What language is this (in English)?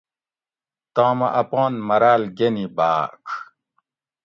Gawri